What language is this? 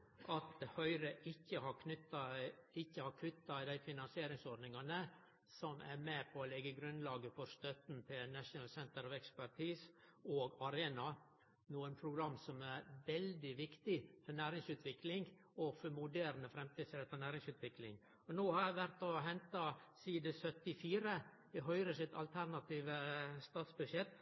Norwegian Nynorsk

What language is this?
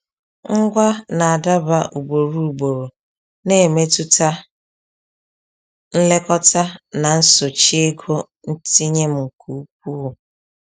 Igbo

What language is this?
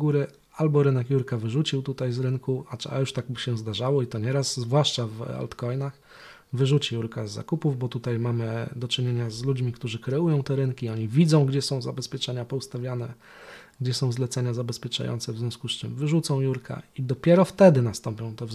Polish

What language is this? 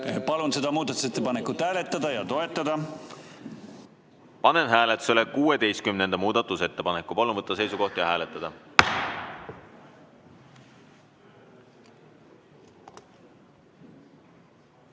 Estonian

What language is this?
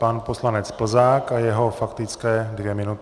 Czech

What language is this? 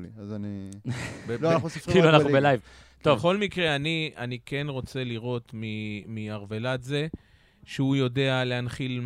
Hebrew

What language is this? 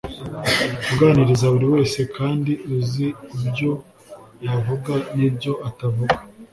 Kinyarwanda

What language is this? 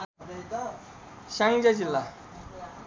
Nepali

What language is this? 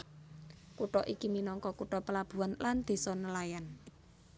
Javanese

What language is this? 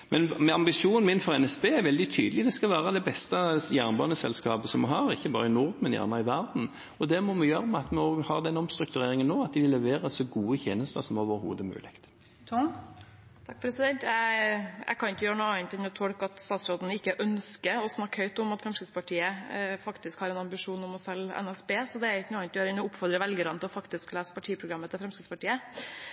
Norwegian Bokmål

